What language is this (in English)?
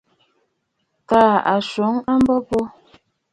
Bafut